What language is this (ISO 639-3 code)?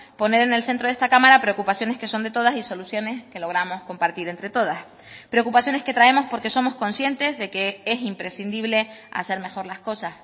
spa